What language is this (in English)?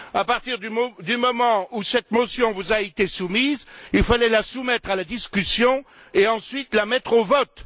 French